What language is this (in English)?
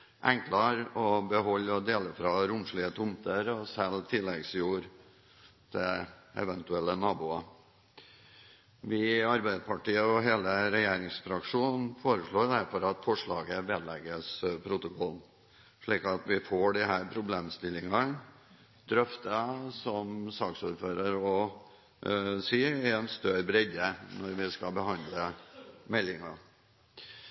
Norwegian Bokmål